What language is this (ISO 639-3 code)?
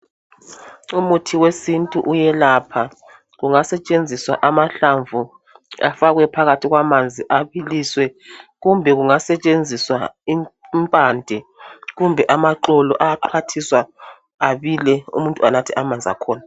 nde